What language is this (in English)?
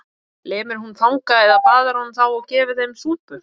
Icelandic